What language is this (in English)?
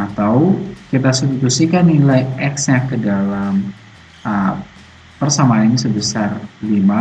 Indonesian